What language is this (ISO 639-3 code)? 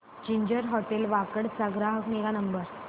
mar